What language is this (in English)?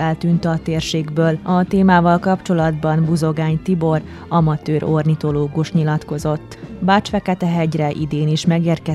Hungarian